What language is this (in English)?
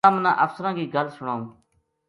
Gujari